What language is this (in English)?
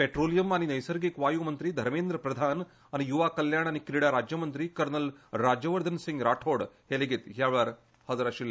Konkani